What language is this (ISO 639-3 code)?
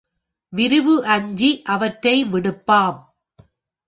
tam